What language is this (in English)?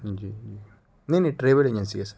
Urdu